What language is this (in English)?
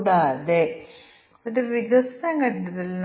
Malayalam